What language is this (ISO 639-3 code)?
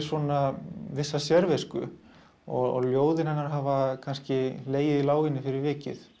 isl